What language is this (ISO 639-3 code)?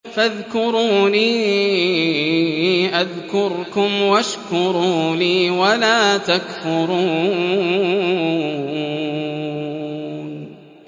ara